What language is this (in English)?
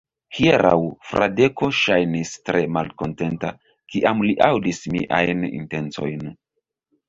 Esperanto